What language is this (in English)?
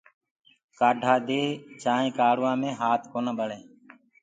Gurgula